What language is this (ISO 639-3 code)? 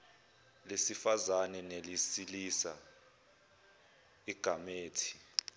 zul